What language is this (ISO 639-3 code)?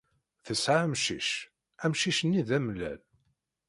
kab